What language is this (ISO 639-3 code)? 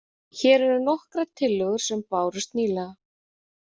isl